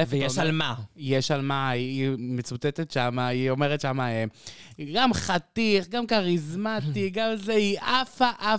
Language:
Hebrew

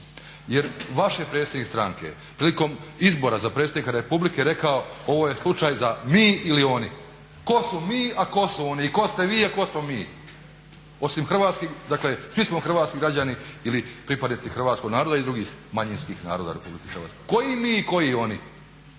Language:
Croatian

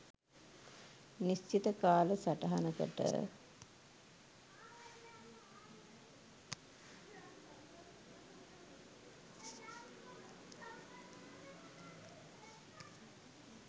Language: Sinhala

